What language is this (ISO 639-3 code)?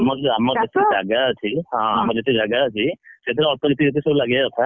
ori